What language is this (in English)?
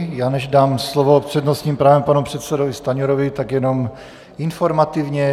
Czech